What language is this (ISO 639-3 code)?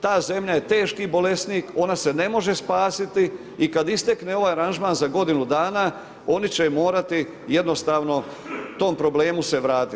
hrv